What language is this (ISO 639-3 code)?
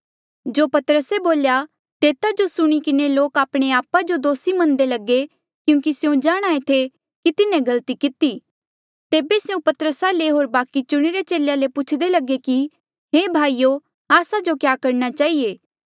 mjl